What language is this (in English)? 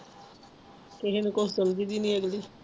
Punjabi